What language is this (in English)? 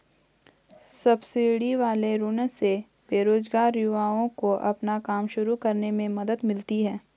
Hindi